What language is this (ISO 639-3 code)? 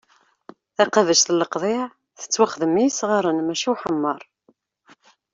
kab